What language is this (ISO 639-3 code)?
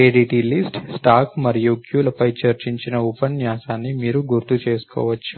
tel